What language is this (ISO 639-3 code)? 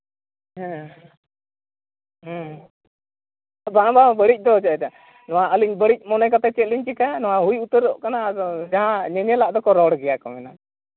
sat